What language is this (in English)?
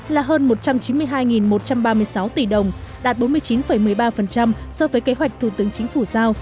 Vietnamese